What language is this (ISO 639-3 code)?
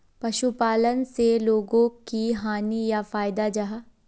mag